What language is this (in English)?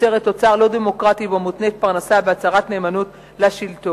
Hebrew